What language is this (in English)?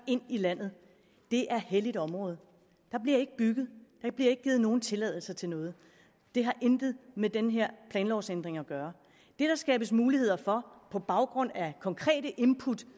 Danish